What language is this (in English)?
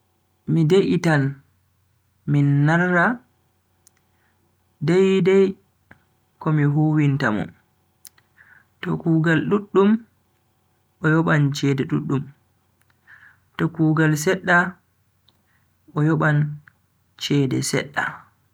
Bagirmi Fulfulde